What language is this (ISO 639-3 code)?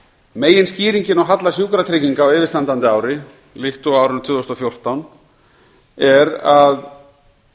isl